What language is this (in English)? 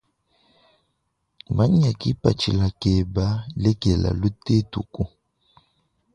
Luba-Lulua